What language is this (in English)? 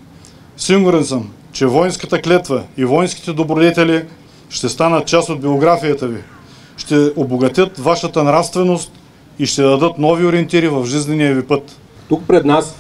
Bulgarian